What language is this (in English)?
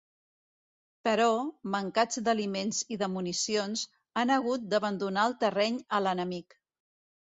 Catalan